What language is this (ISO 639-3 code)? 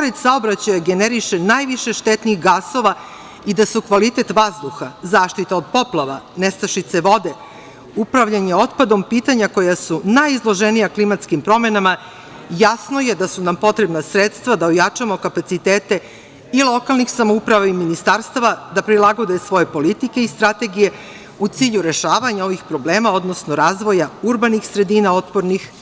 srp